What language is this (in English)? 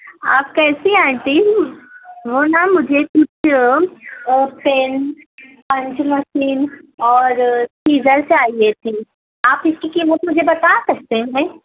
Urdu